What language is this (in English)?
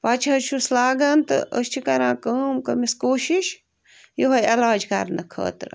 Kashmiri